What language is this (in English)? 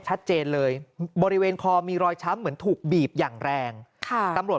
Thai